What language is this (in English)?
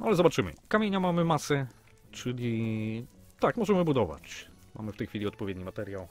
Polish